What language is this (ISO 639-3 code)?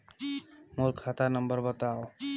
hne